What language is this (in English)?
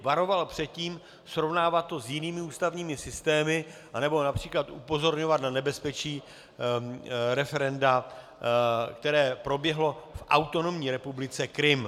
Czech